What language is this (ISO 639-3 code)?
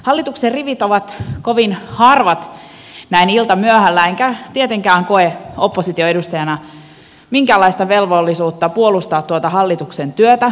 fin